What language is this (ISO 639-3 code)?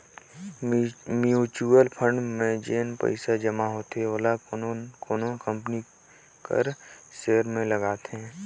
hne